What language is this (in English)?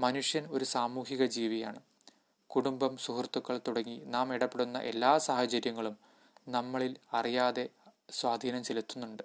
Malayalam